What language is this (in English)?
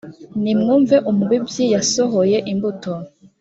Kinyarwanda